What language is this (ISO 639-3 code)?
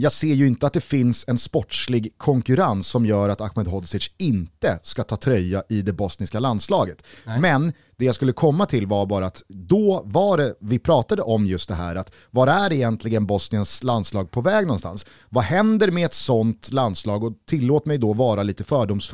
swe